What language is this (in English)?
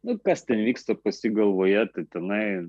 Lithuanian